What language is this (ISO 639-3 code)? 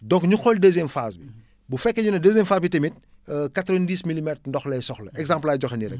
wol